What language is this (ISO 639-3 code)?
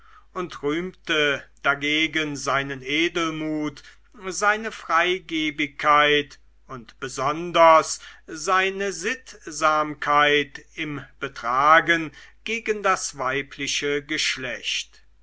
deu